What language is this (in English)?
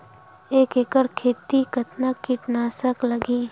Chhattisgarhi